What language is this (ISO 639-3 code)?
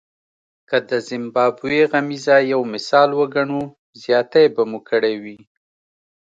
pus